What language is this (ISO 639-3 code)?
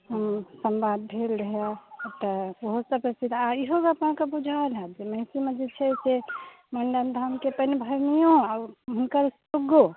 mai